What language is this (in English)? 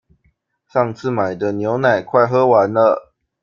Chinese